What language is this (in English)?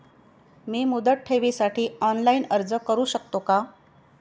Marathi